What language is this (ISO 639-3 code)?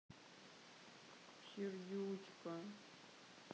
rus